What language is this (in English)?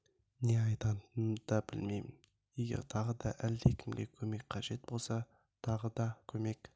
Kazakh